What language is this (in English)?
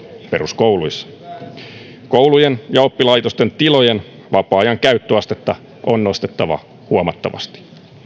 Finnish